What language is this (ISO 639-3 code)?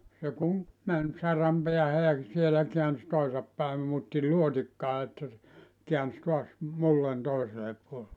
fin